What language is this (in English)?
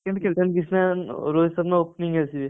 Odia